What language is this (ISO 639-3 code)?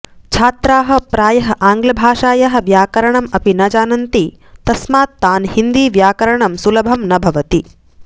san